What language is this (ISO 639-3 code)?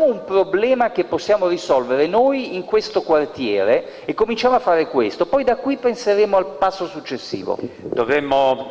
ita